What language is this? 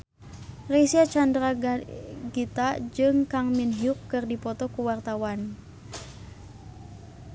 Sundanese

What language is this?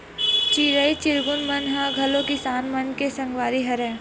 Chhattisgarhi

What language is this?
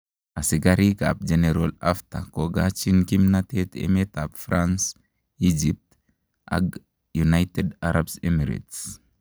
Kalenjin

